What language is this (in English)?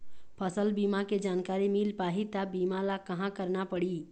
Chhattisgarhi